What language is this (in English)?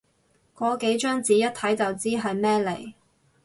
Cantonese